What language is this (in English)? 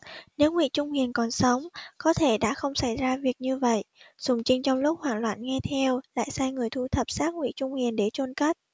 Vietnamese